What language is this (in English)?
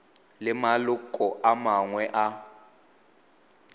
Tswana